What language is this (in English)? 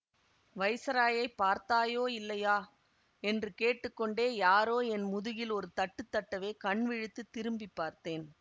Tamil